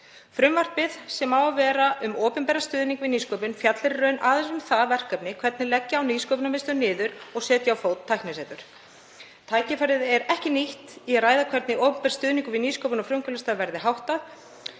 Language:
Icelandic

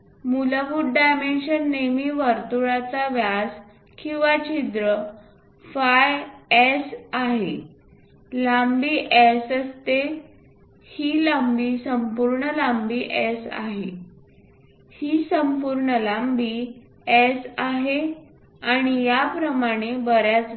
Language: Marathi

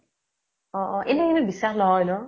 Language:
Assamese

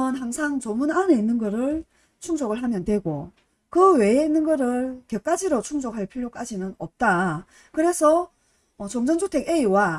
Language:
Korean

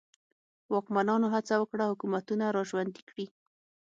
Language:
Pashto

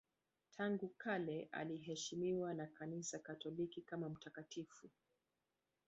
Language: Swahili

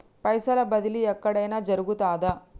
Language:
Telugu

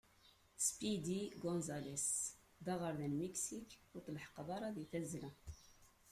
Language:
Kabyle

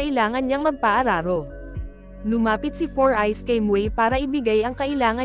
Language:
Filipino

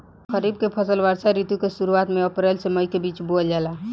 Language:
Bhojpuri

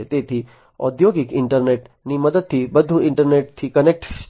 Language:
Gujarati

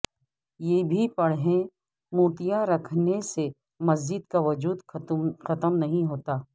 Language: Urdu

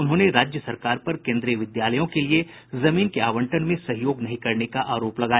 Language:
Hindi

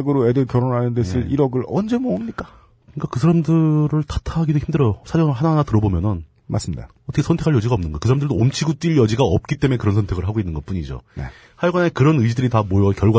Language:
Korean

